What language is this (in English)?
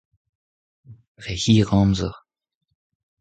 Breton